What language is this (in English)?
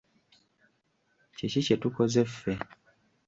Ganda